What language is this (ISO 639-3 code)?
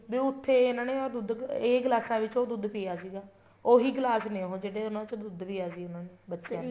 pan